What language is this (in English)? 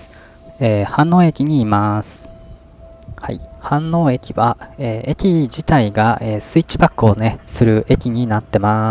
Japanese